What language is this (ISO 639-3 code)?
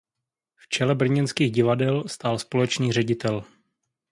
ces